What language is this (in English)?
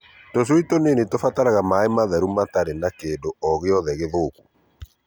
Kikuyu